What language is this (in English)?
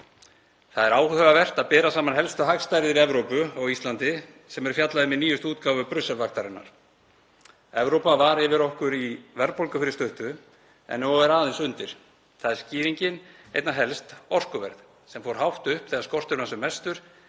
Icelandic